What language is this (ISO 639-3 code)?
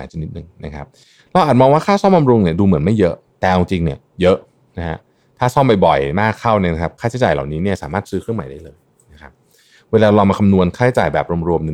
tha